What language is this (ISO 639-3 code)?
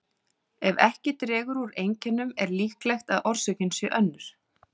isl